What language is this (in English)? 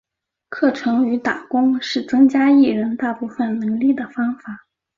Chinese